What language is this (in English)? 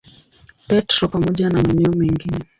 Swahili